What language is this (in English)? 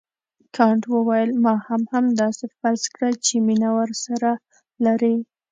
Pashto